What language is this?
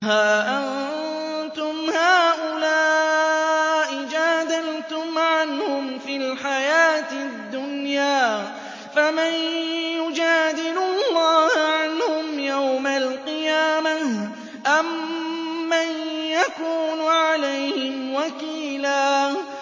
Arabic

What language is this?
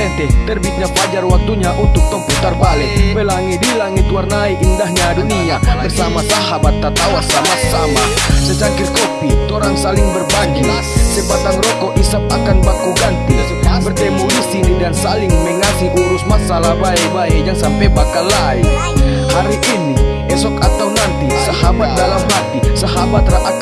Indonesian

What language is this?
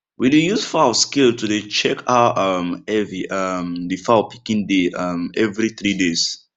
Nigerian Pidgin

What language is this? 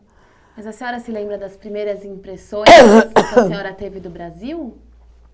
Portuguese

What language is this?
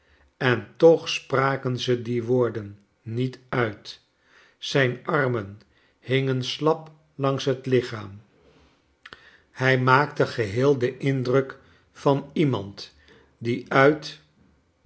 Dutch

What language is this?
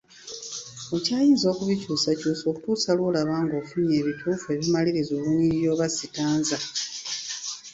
Ganda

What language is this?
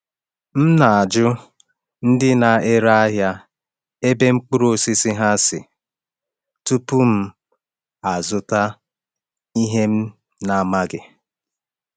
Igbo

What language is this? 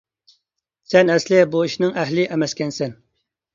Uyghur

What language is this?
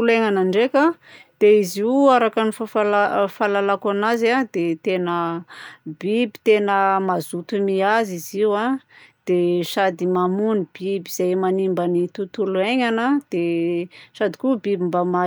Southern Betsimisaraka Malagasy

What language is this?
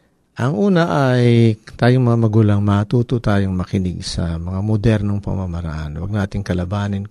Filipino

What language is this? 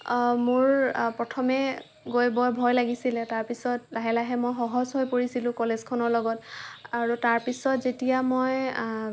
Assamese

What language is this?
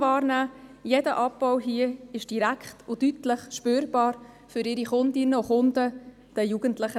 Swiss German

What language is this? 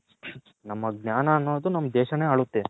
Kannada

